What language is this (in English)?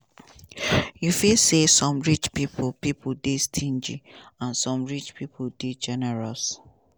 Nigerian Pidgin